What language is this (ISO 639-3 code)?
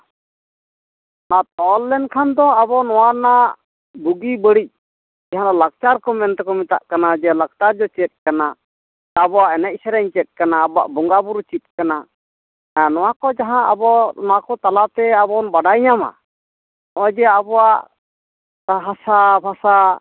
sat